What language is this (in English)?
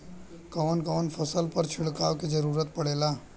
Bhojpuri